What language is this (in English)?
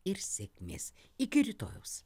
Lithuanian